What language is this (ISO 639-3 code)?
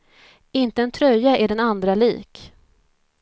swe